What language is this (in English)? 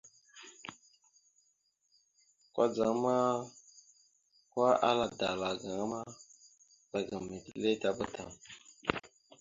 Mada (Cameroon)